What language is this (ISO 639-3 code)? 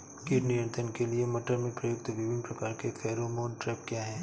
hin